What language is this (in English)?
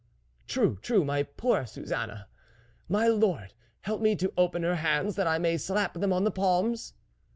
English